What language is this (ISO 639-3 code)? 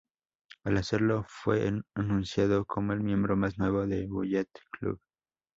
spa